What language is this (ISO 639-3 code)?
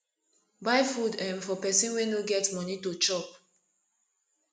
pcm